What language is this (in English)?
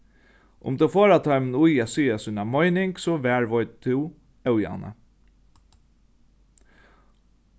Faroese